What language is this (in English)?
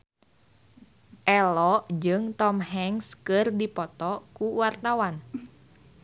Sundanese